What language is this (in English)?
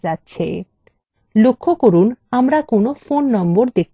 Bangla